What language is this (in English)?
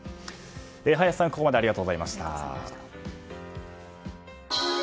Japanese